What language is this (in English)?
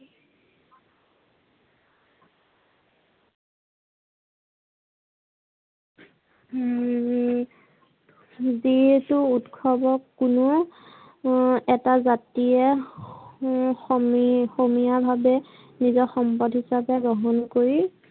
Assamese